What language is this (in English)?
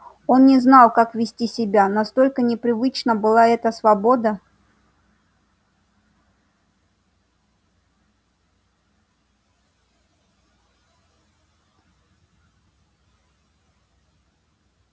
Russian